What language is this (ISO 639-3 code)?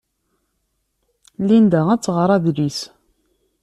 kab